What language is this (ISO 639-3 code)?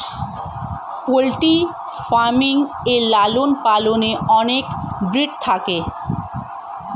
ben